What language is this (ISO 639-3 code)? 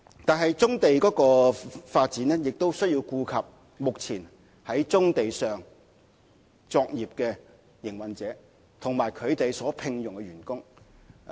yue